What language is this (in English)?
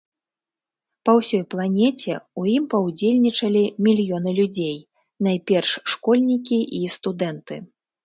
Belarusian